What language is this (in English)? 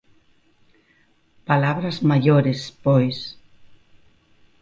Galician